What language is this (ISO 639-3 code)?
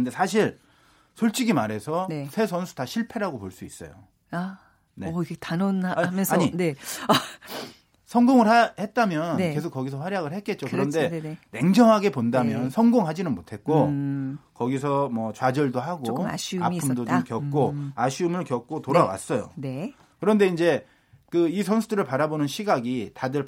kor